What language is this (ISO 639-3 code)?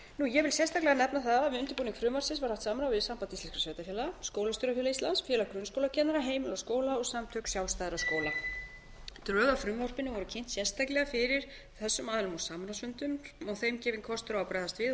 isl